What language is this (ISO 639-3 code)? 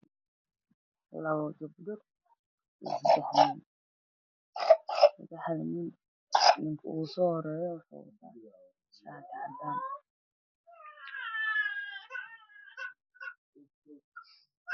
som